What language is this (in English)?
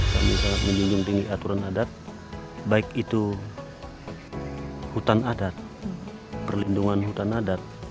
Indonesian